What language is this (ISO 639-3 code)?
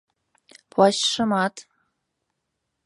chm